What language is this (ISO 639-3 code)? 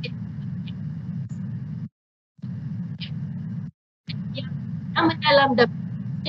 msa